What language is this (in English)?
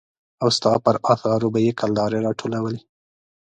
Pashto